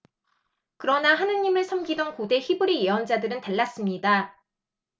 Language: Korean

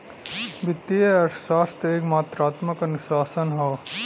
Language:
Bhojpuri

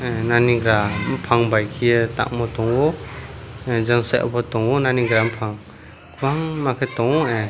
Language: Kok Borok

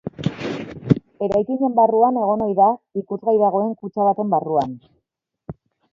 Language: Basque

